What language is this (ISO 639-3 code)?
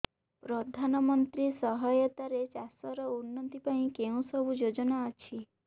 ori